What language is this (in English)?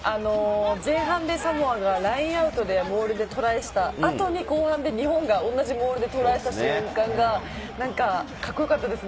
Japanese